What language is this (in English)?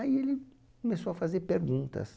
Portuguese